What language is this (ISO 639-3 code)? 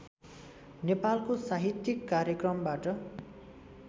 nep